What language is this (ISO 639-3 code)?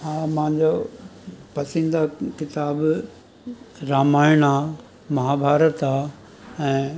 snd